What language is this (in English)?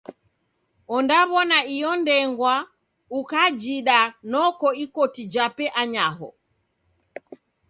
Taita